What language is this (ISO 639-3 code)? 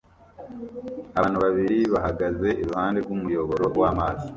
kin